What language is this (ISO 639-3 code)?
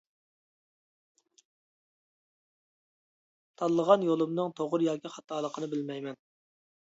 uig